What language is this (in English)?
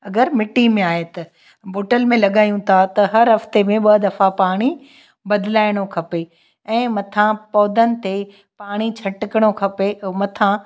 Sindhi